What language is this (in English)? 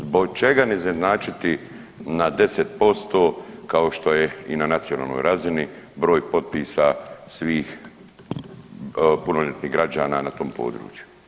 Croatian